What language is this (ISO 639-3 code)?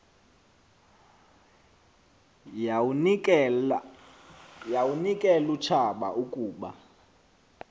xho